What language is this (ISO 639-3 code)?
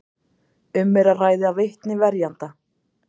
isl